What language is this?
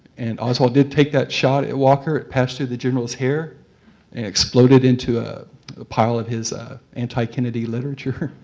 English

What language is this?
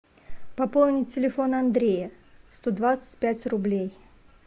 Russian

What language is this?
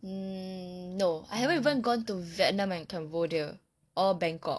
English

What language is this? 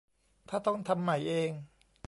Thai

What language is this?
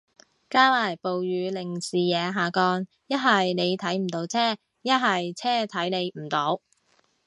Cantonese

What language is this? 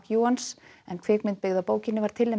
Icelandic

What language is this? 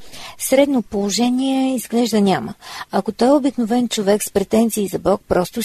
Bulgarian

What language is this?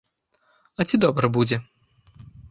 Belarusian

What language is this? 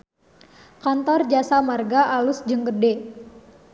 Sundanese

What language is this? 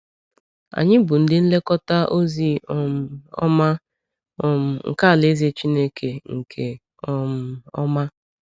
Igbo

